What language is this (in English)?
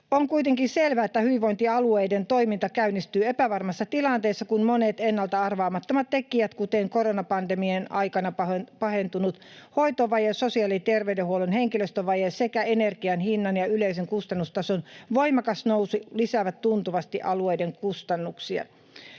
Finnish